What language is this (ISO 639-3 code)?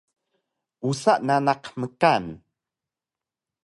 trv